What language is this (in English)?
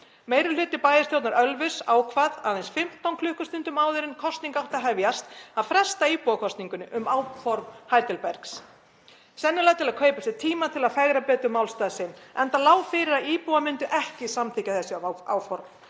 Icelandic